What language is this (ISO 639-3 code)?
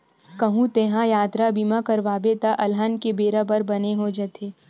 hne